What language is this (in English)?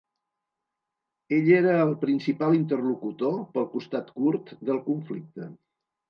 Catalan